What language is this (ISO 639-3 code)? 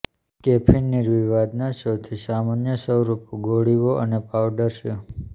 guj